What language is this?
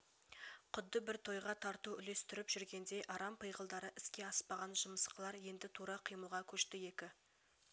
Kazakh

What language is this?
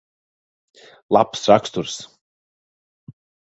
Latvian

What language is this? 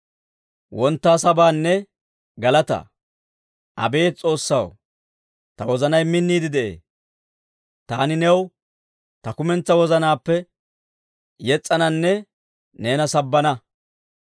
Dawro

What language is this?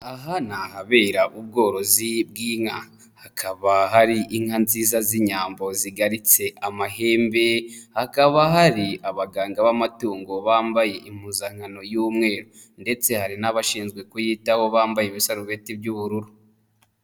Kinyarwanda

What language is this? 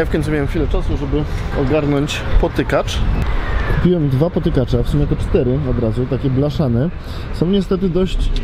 Polish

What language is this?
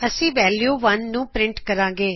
Punjabi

